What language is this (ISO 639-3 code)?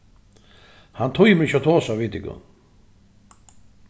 fao